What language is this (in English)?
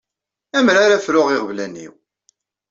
Kabyle